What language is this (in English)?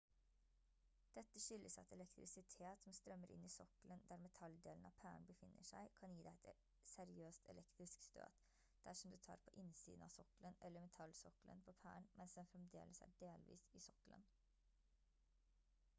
Norwegian Bokmål